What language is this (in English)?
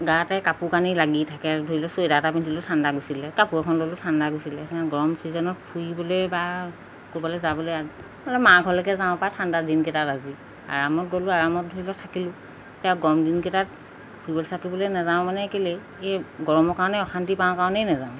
Assamese